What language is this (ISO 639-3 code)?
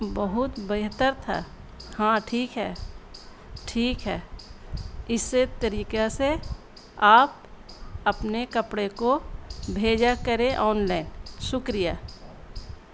urd